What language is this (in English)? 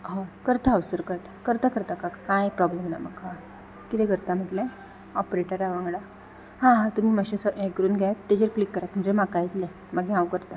Konkani